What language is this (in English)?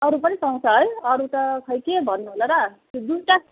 Nepali